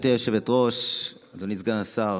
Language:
Hebrew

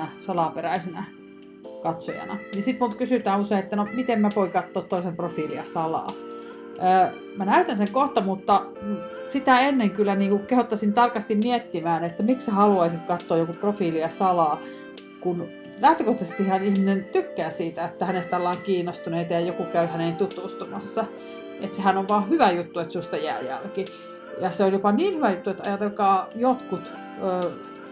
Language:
Finnish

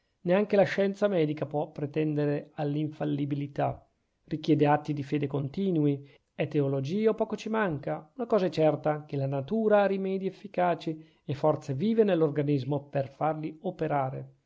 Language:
Italian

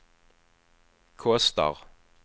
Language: Swedish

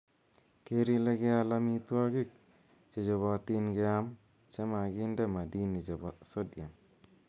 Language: Kalenjin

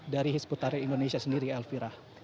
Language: Indonesian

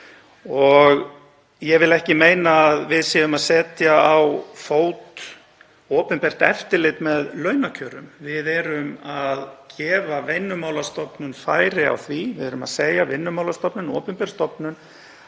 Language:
Icelandic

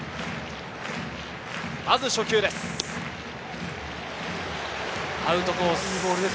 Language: Japanese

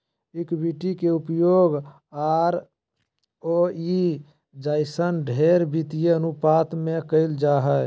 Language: Magahi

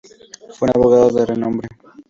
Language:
Spanish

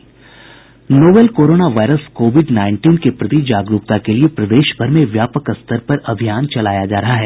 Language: Hindi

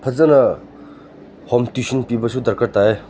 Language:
Manipuri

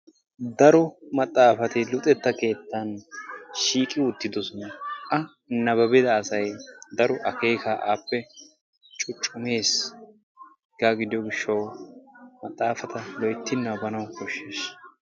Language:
Wolaytta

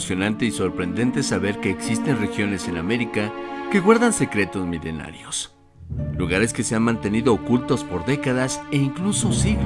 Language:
Spanish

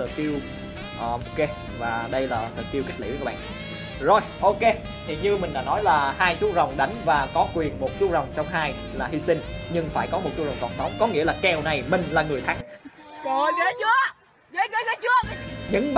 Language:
Vietnamese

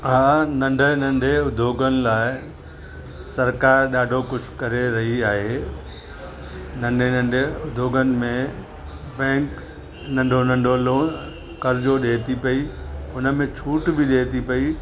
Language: Sindhi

